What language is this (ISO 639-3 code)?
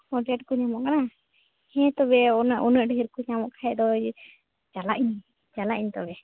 sat